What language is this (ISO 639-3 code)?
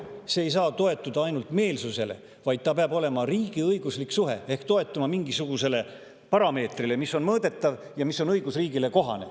est